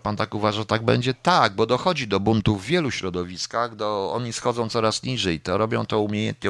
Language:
Polish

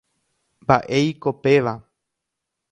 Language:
Guarani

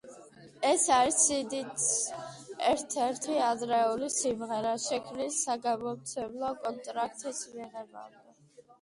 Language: Georgian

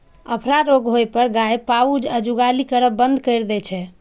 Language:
Maithili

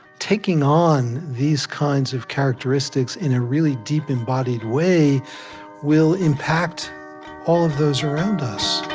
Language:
English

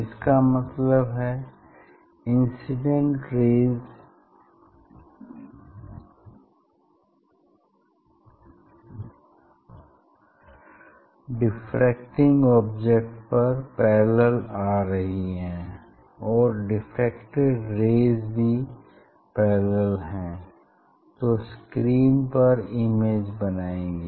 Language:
Hindi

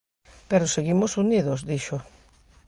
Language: Galician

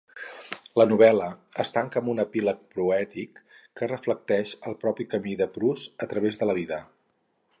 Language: Catalan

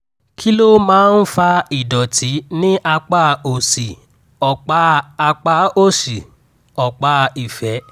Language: Yoruba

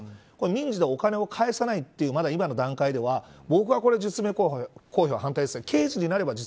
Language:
Japanese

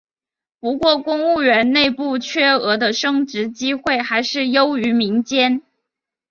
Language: Chinese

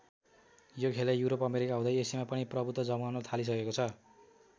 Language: Nepali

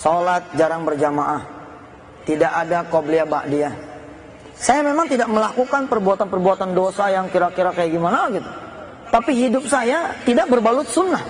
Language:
Indonesian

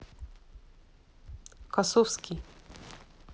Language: Russian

